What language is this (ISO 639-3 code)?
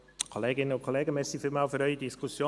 gsw